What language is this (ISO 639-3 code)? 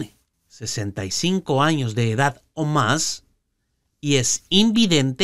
spa